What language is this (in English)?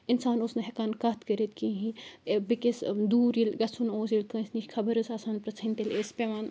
Kashmiri